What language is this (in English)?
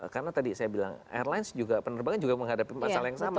Indonesian